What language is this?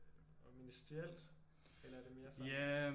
Danish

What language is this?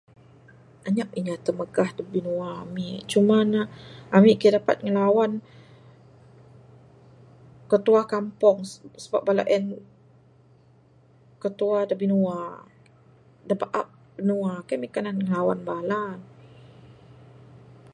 Bukar-Sadung Bidayuh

